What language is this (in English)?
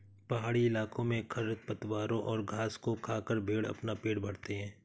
Hindi